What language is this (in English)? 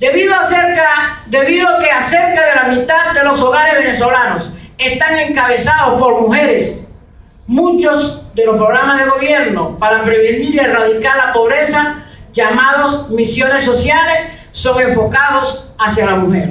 Spanish